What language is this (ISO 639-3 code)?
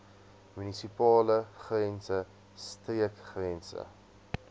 afr